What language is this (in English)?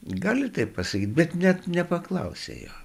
Lithuanian